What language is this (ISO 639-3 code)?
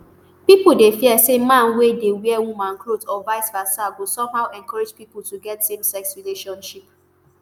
pcm